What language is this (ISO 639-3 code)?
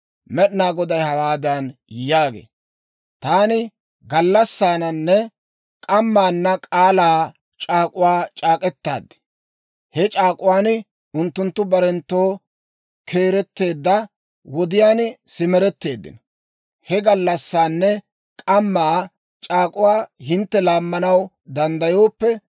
dwr